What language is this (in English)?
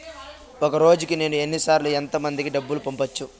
Telugu